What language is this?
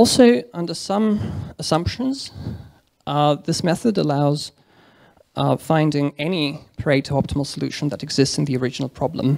English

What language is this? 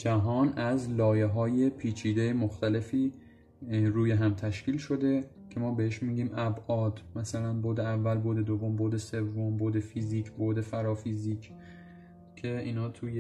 Persian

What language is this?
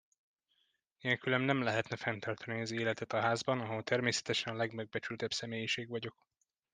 Hungarian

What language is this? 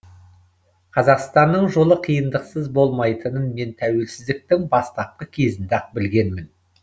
Kazakh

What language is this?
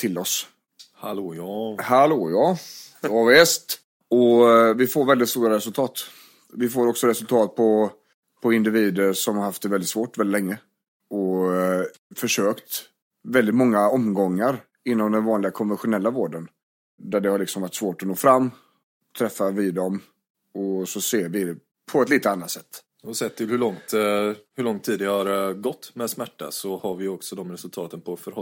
Swedish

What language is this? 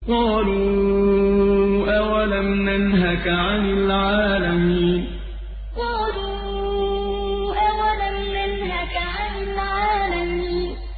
Arabic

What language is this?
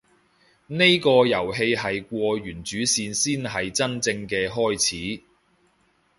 Cantonese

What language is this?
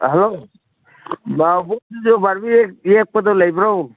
Manipuri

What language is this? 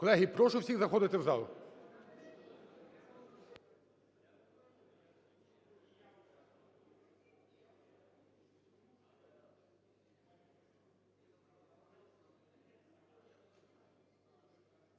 Ukrainian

